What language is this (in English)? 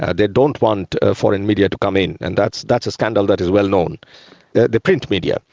English